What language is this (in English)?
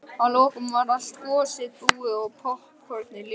Icelandic